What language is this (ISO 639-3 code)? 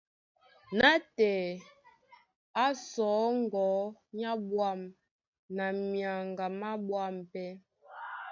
dua